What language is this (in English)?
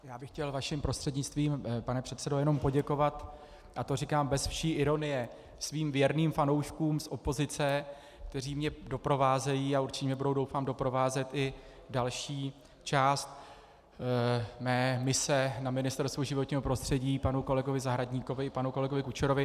Czech